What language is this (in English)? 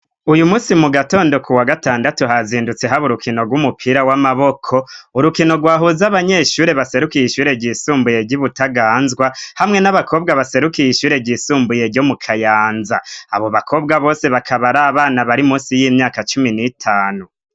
Rundi